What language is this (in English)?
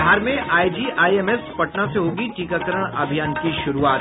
Hindi